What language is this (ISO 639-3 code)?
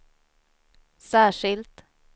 swe